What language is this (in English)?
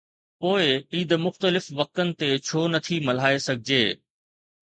Sindhi